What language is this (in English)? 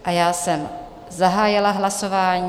Czech